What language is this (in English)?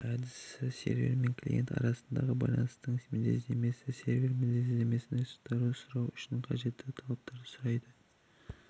Kazakh